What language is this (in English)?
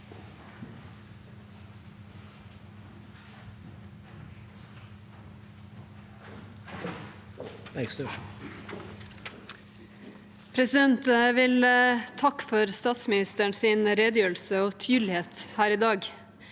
Norwegian